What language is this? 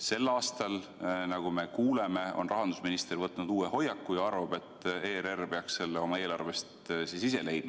Estonian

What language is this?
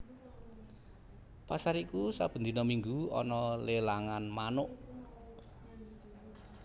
Javanese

